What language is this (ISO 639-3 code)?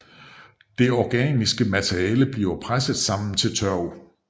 dan